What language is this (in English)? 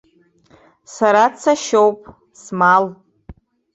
Abkhazian